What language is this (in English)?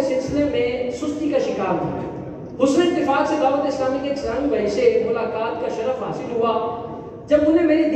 Arabic